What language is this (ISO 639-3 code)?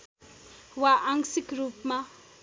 nep